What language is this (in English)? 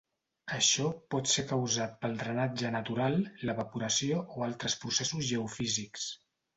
Catalan